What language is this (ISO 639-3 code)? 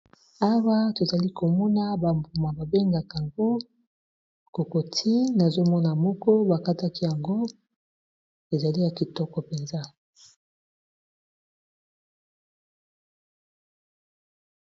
lin